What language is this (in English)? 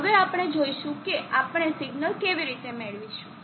Gujarati